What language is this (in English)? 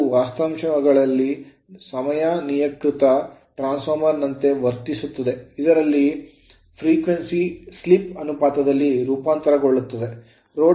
Kannada